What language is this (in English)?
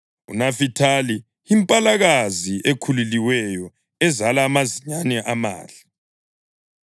North Ndebele